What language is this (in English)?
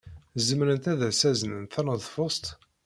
Kabyle